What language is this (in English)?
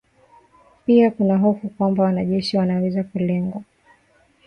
Swahili